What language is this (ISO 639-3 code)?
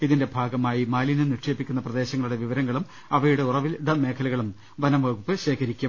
mal